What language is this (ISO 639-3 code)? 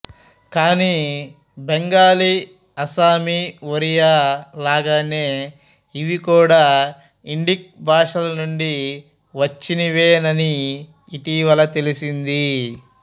tel